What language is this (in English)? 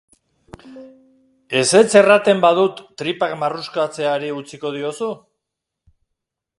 Basque